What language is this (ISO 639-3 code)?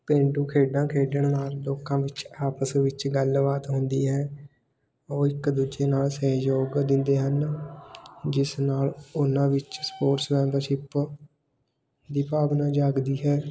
pan